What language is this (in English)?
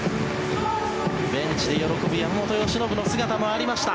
Japanese